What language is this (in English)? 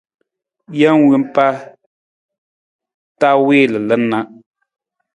Nawdm